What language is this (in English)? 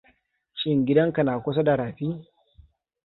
Hausa